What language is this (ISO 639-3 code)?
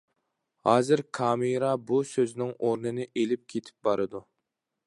uig